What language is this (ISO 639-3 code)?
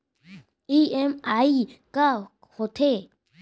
hne